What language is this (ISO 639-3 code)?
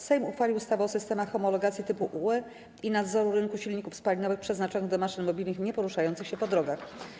pol